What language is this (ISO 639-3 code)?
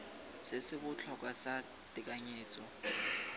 tsn